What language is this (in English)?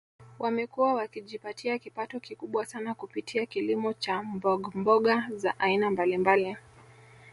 Swahili